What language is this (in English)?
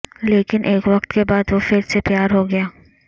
Urdu